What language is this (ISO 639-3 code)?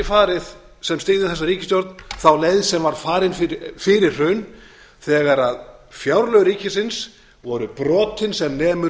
isl